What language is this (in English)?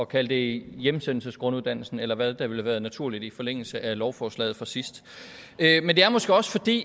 Danish